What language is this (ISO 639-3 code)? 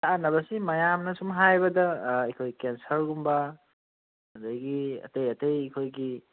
mni